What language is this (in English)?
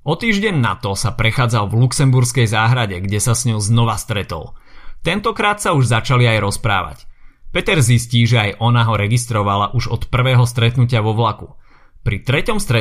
Slovak